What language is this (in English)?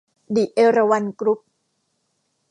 Thai